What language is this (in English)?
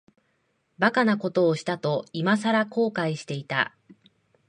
Japanese